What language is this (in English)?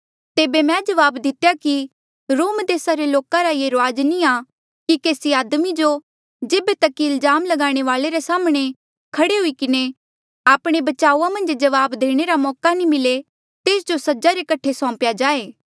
Mandeali